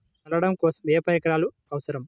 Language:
Telugu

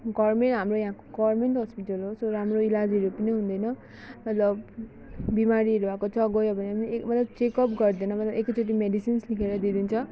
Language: Nepali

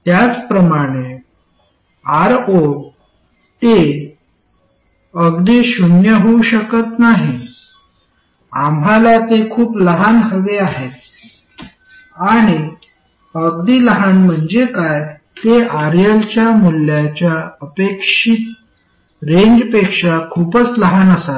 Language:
Marathi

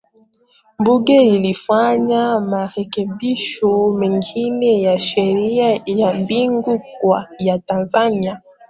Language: Swahili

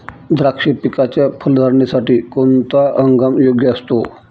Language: Marathi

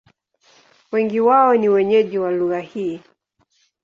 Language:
Swahili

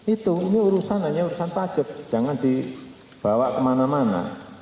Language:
Indonesian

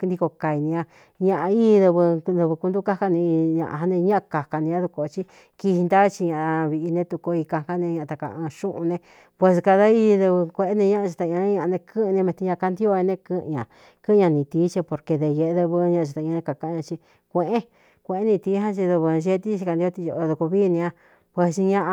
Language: Cuyamecalco Mixtec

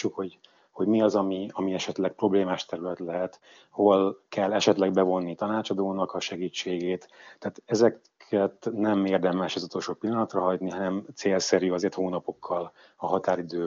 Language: Hungarian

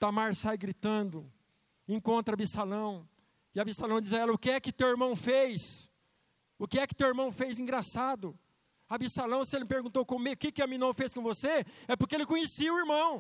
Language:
Portuguese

